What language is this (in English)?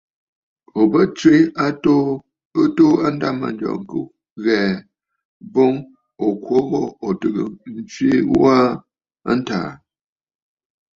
Bafut